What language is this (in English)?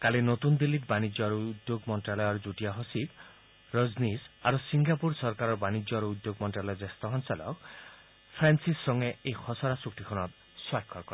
Assamese